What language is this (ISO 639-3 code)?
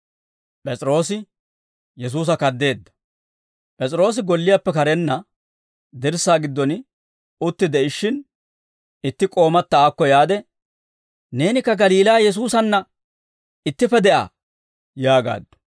dwr